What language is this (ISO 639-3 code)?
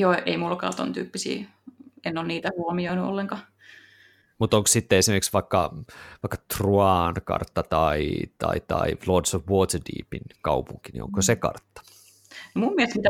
fin